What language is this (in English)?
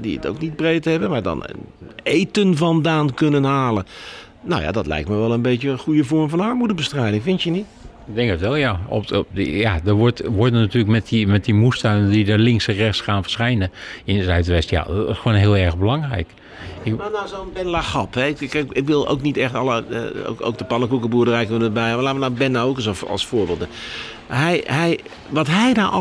Dutch